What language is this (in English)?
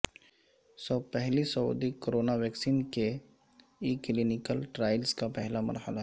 Urdu